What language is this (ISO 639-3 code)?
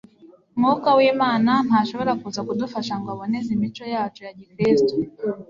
kin